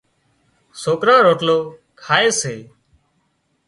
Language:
Wadiyara Koli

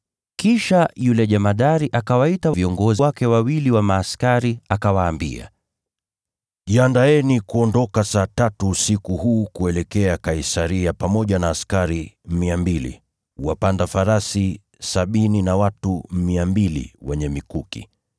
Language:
Swahili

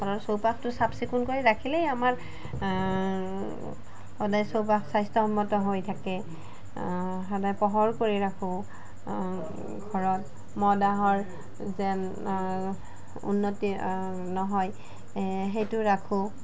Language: Assamese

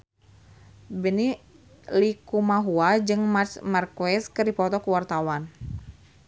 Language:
Sundanese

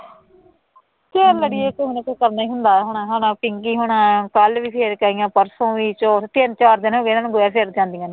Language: Punjabi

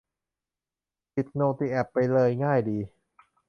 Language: Thai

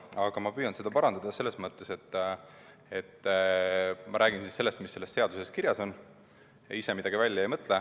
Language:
Estonian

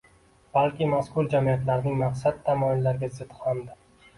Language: Uzbek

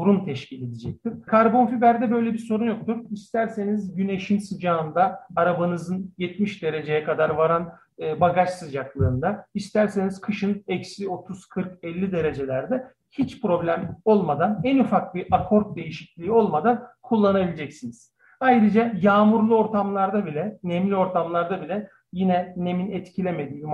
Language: Turkish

